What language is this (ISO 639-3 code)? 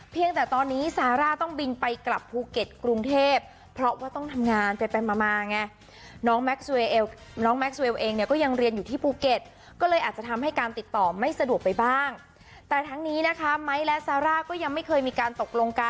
tha